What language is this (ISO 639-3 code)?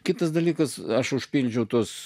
lit